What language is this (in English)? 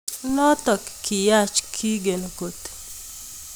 Kalenjin